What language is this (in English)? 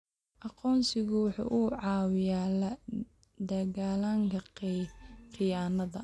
Somali